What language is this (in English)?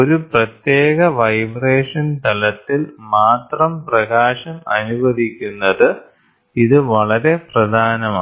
Malayalam